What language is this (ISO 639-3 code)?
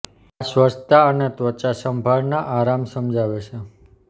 guj